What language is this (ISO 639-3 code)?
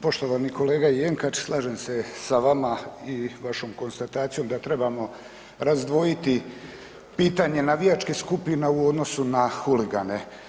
hrv